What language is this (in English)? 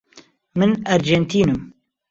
Central Kurdish